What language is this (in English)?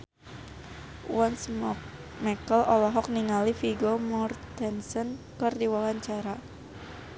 Sundanese